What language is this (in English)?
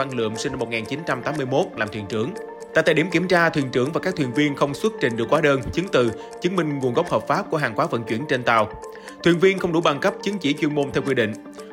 Vietnamese